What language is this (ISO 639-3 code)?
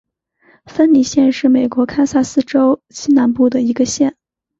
zho